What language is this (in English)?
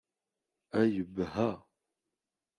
Kabyle